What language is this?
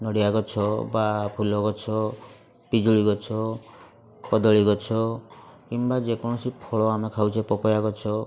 Odia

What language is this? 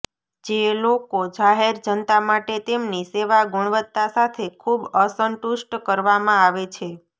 Gujarati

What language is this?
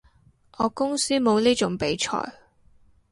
Cantonese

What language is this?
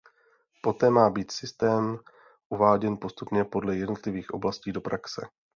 Czech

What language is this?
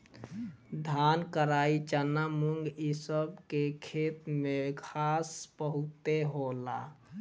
Bhojpuri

